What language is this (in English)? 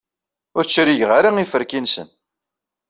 Kabyle